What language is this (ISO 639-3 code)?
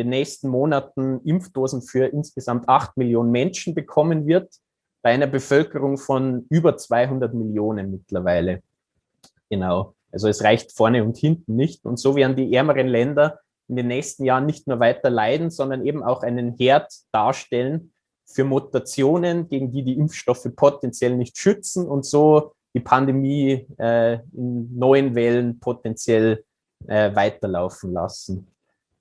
deu